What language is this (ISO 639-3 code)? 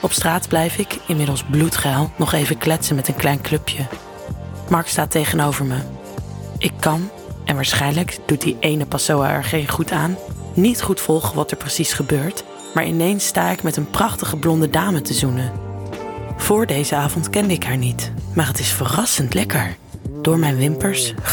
nld